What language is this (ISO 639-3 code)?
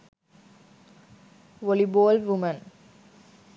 sin